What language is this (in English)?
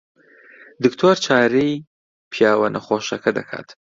Central Kurdish